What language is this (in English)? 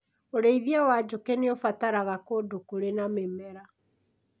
Kikuyu